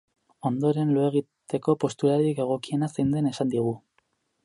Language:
Basque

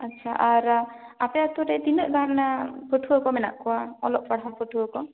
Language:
Santali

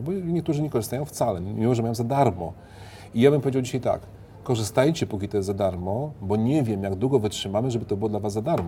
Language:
Polish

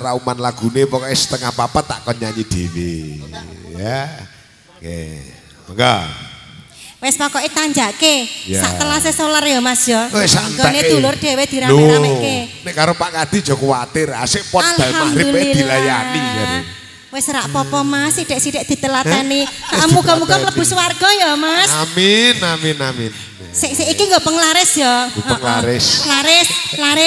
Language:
Indonesian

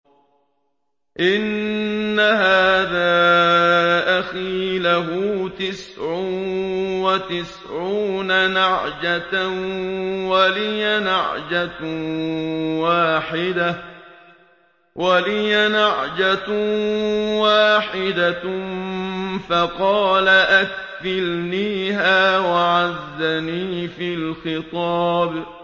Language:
Arabic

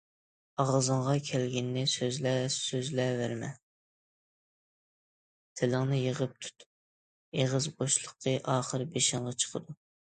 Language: Uyghur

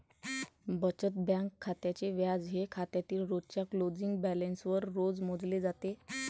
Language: Marathi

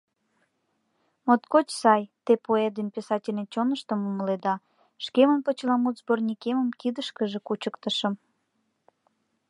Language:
Mari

